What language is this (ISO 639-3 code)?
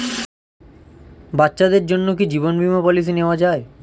ben